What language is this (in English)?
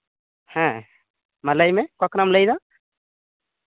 Santali